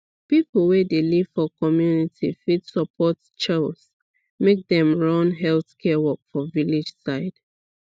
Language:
Nigerian Pidgin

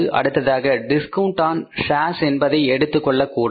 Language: Tamil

